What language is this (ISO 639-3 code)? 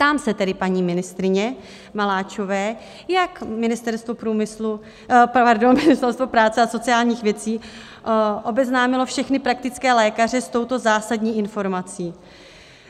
ces